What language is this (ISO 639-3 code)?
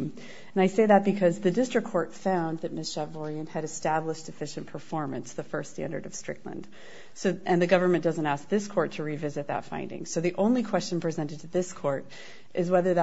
eng